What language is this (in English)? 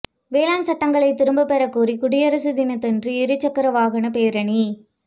Tamil